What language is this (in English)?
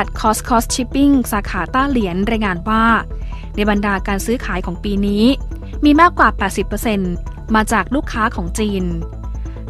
Thai